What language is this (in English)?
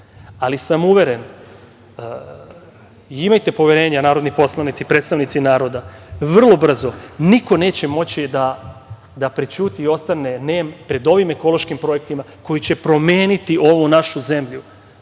Serbian